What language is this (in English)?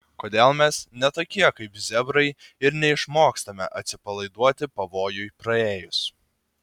Lithuanian